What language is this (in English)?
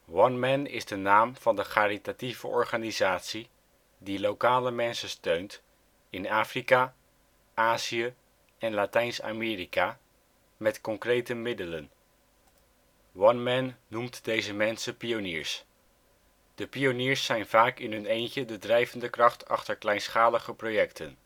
Dutch